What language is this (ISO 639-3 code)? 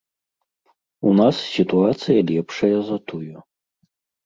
bel